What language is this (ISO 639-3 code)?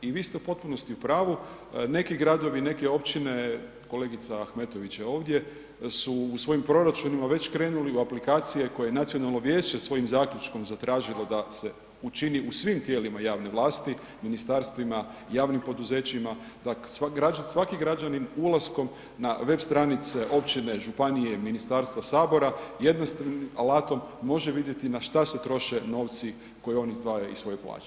hrv